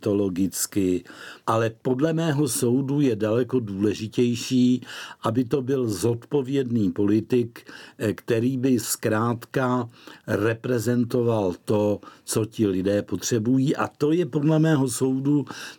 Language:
Czech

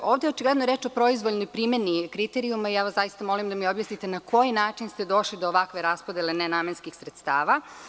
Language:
Serbian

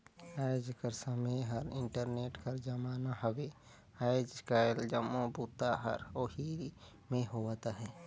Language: Chhattisgarhi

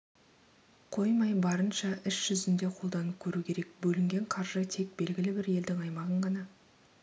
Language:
Kazakh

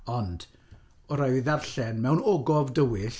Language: Welsh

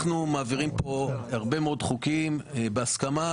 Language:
Hebrew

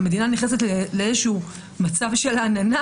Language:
Hebrew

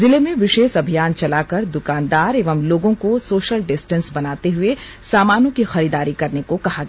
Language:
Hindi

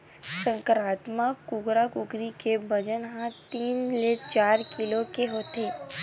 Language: Chhattisgarhi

